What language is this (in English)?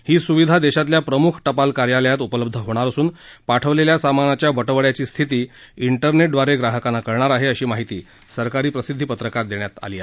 Marathi